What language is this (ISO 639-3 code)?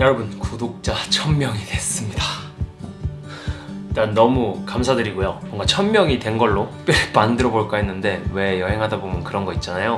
kor